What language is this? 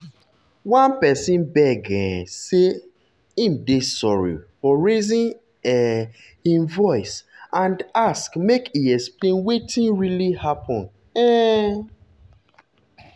Nigerian Pidgin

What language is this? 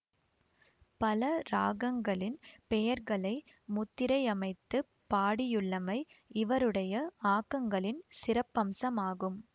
Tamil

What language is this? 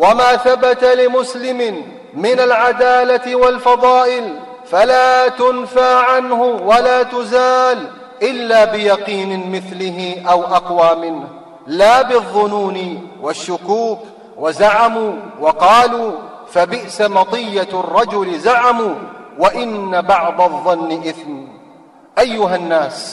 Arabic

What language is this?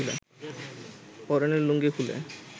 Bangla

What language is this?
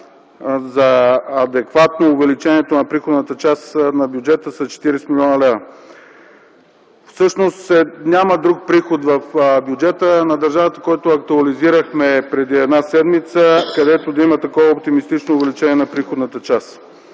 Bulgarian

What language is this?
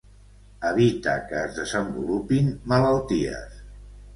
Catalan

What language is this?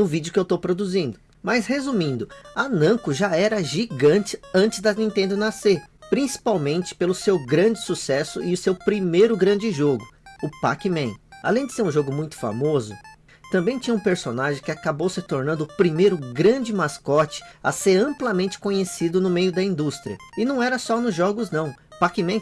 Portuguese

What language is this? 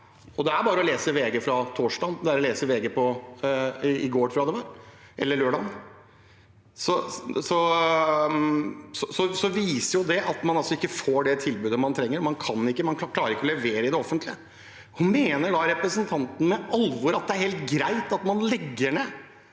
Norwegian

